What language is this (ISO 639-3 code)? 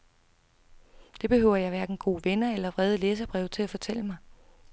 dan